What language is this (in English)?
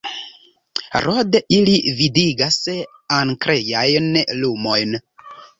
Esperanto